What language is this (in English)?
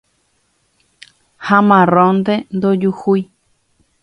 Guarani